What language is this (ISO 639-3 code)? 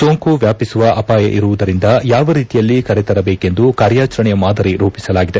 kan